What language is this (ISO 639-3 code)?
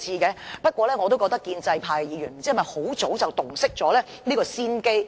yue